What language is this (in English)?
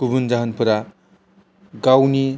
Bodo